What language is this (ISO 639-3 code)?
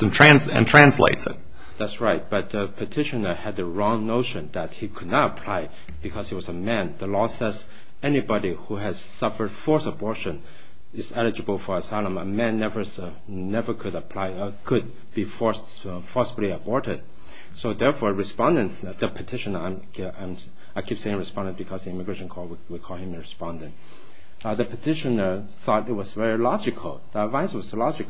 eng